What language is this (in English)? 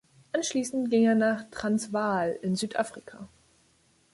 German